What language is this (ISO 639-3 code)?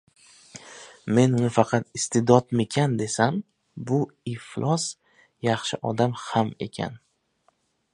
uzb